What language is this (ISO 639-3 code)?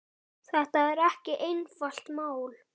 isl